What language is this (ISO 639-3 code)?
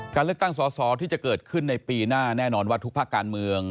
tha